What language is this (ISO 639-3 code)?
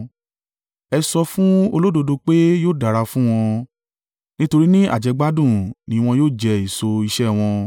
yor